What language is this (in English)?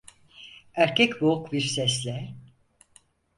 Turkish